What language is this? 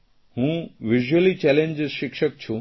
Gujarati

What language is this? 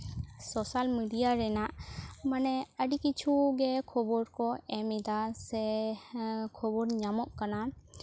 Santali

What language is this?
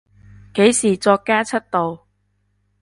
Cantonese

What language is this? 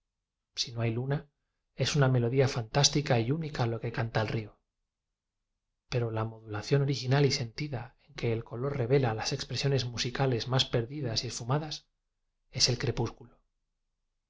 Spanish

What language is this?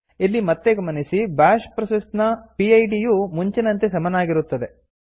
Kannada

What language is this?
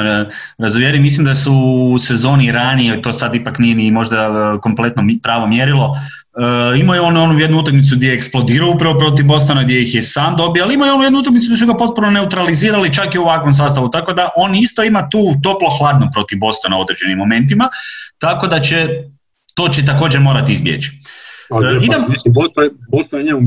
Croatian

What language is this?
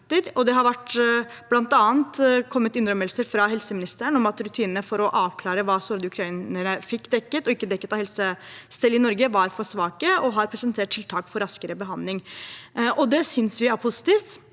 Norwegian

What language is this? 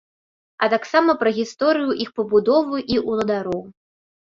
Belarusian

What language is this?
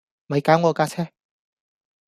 Cantonese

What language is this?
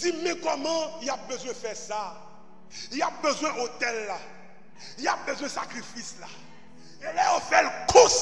French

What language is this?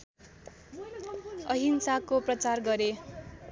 Nepali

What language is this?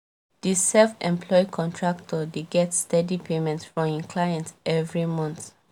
Nigerian Pidgin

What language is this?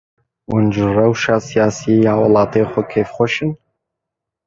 Kurdish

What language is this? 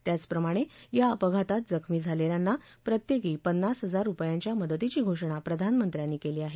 Marathi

